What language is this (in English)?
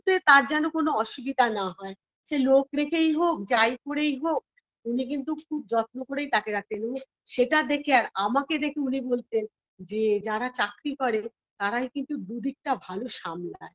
Bangla